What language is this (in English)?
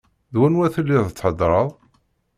Kabyle